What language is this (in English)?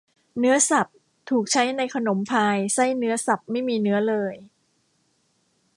Thai